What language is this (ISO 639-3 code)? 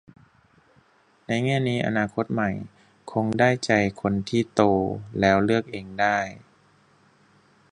tha